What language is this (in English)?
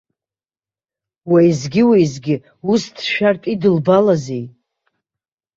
Abkhazian